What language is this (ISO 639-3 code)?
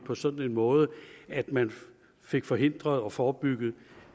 dan